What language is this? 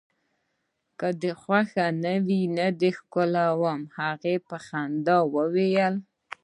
Pashto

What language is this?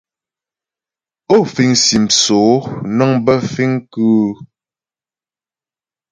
Ghomala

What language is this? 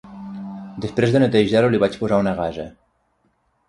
Catalan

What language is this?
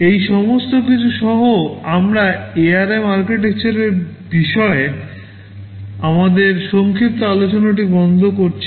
Bangla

